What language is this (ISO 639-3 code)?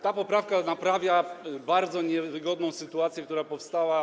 pol